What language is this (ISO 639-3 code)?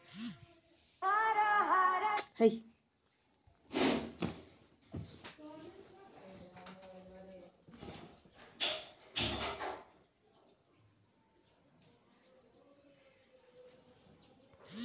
mai